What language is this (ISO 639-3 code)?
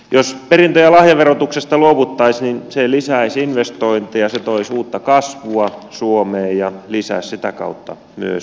fin